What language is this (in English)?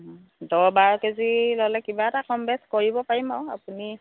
Assamese